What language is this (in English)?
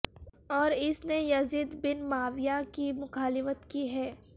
Urdu